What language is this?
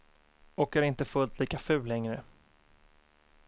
Swedish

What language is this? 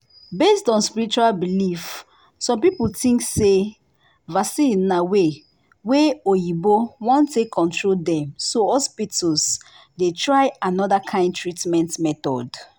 Nigerian Pidgin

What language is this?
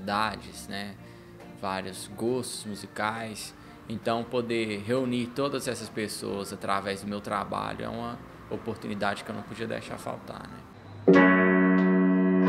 Portuguese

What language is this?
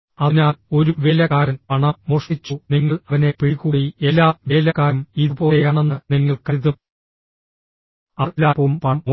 Malayalam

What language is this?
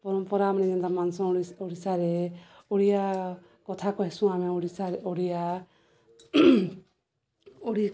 Odia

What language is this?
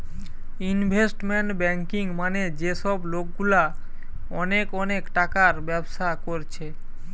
Bangla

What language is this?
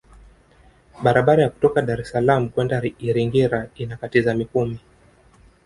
Swahili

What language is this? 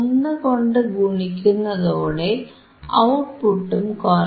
Malayalam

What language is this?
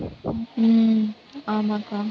Tamil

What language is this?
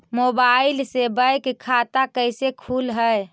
Magahi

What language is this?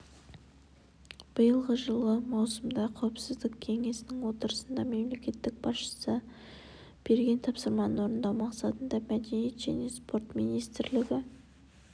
Kazakh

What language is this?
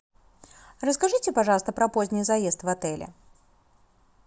Russian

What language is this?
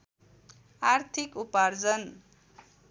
Nepali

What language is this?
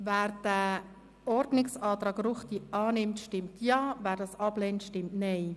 Swiss German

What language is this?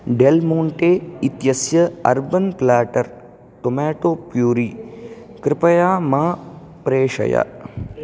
Sanskrit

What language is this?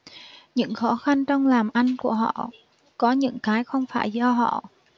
Vietnamese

